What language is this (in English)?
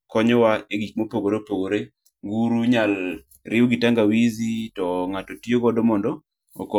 Luo (Kenya and Tanzania)